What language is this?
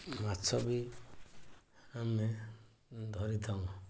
Odia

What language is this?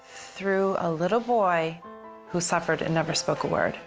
English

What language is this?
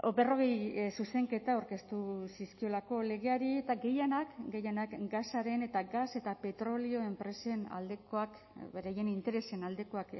Basque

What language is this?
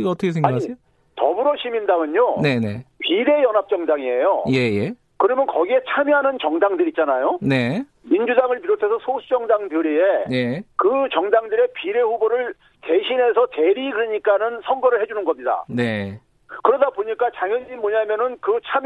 Korean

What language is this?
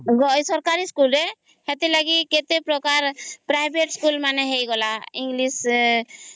Odia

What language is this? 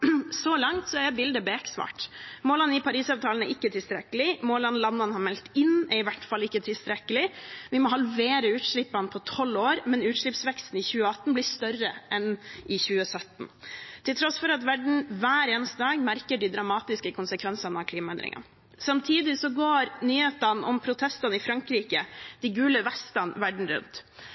Norwegian Bokmål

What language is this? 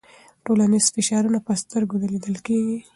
Pashto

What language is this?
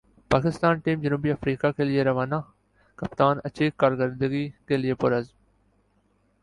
Urdu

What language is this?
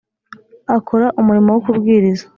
Kinyarwanda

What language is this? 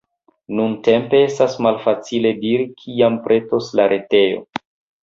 Esperanto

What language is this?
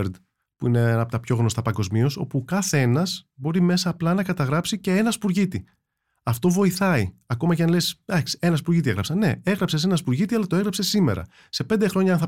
Greek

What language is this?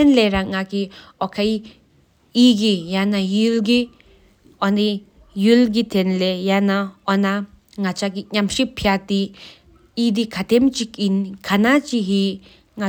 Sikkimese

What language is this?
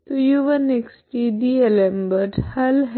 Hindi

